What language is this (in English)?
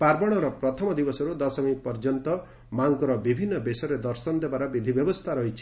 Odia